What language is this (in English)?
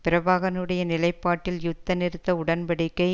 Tamil